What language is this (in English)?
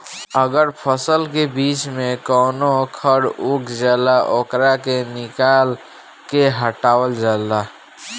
Bhojpuri